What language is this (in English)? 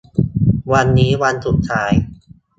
Thai